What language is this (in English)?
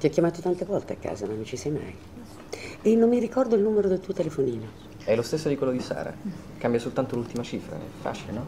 Italian